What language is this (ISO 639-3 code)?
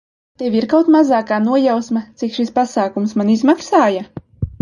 lav